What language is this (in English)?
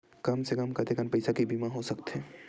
Chhattisgarhi